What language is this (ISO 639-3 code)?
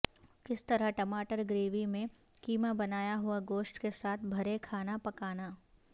urd